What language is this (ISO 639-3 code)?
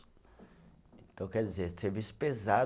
por